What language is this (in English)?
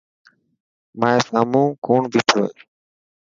Dhatki